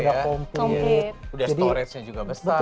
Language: Indonesian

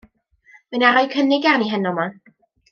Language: Welsh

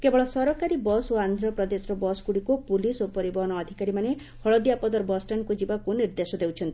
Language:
Odia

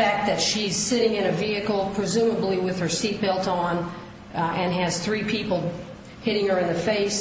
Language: English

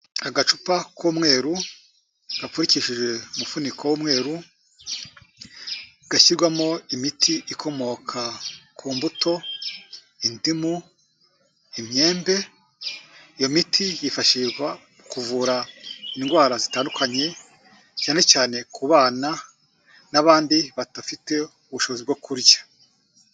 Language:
Kinyarwanda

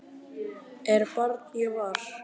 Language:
Icelandic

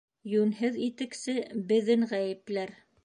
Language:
Bashkir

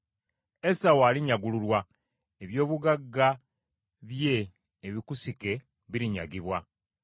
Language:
Ganda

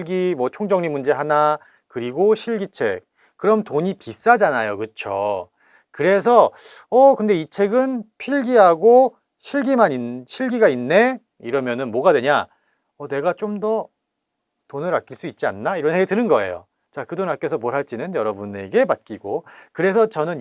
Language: Korean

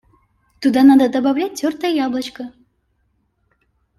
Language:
Russian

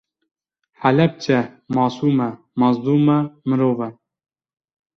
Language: Kurdish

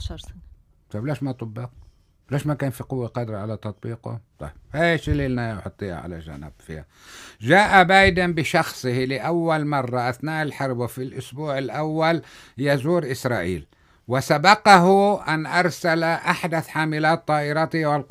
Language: Arabic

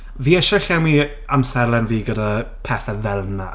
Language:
Welsh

